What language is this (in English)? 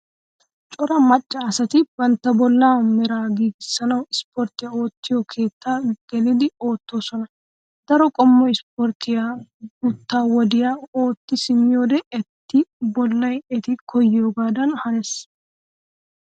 Wolaytta